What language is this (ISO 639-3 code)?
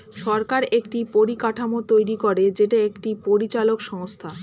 ben